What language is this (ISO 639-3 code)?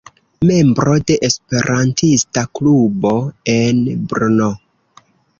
epo